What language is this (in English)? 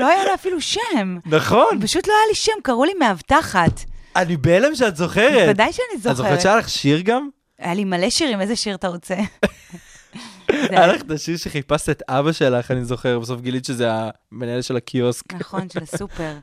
Hebrew